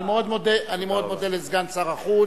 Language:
Hebrew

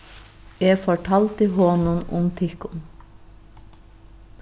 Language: Faroese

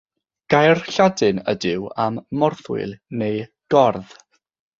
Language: Welsh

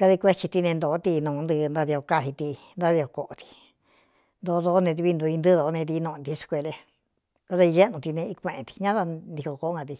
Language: Cuyamecalco Mixtec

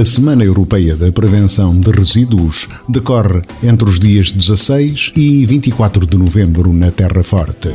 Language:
Portuguese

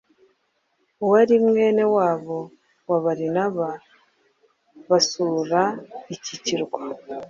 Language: Kinyarwanda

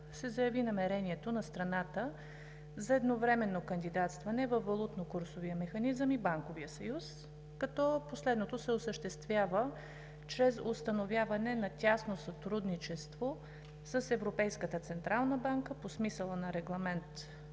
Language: Bulgarian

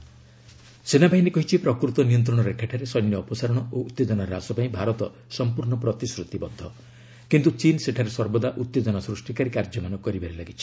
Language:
Odia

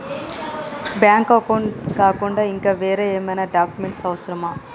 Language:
Telugu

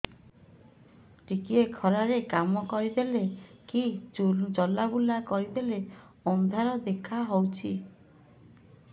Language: Odia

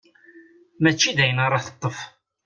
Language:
Kabyle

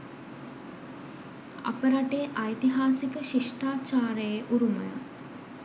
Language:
Sinhala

